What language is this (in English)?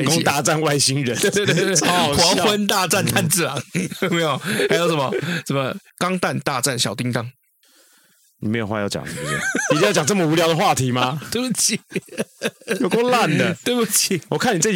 Chinese